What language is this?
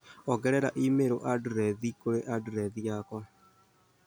Kikuyu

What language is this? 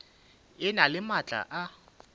Northern Sotho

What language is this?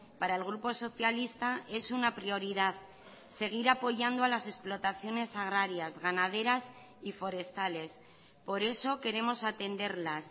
Spanish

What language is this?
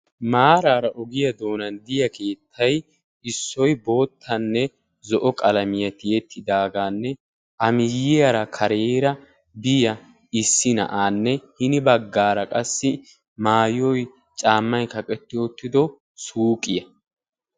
Wolaytta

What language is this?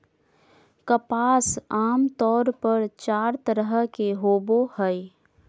Magahi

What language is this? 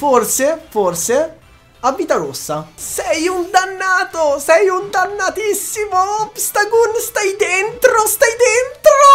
Italian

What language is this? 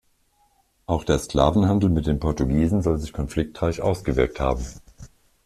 German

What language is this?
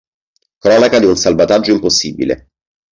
Italian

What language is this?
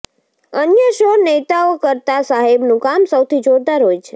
Gujarati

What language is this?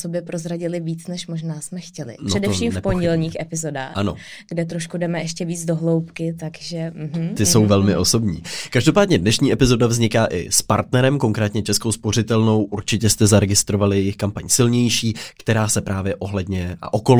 Czech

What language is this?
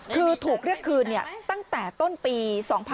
Thai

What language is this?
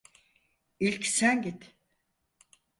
Turkish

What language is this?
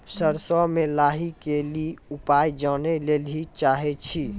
Maithili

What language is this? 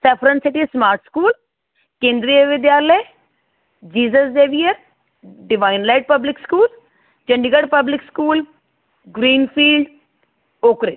Punjabi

